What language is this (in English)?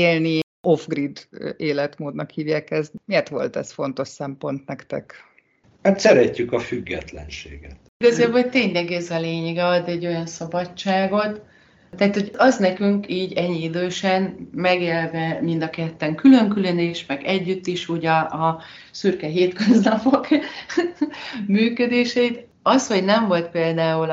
Hungarian